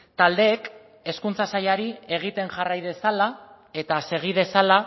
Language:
Basque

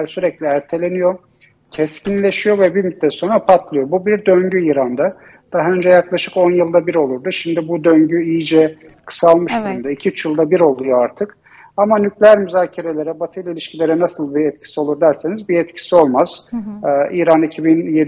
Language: Turkish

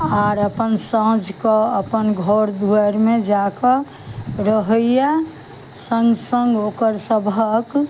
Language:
Maithili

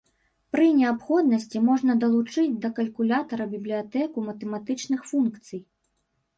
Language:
Belarusian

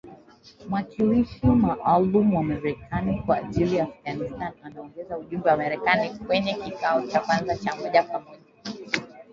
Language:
Swahili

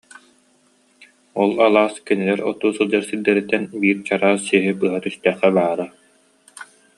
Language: Yakut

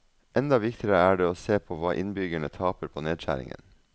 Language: Norwegian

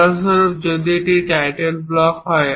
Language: Bangla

